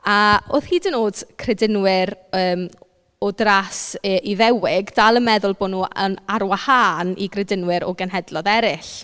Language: Welsh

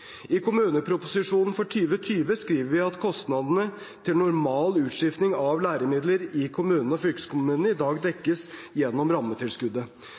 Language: Norwegian Bokmål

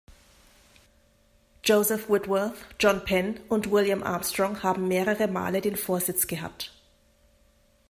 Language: German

